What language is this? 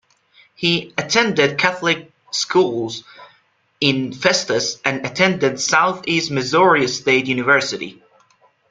English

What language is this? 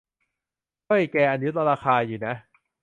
Thai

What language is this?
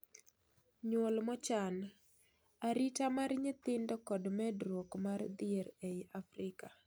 Luo (Kenya and Tanzania)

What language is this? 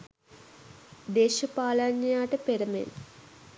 Sinhala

